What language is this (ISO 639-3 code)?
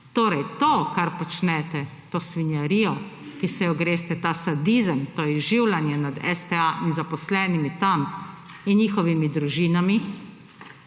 slv